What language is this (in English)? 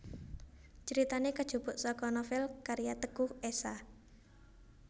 Javanese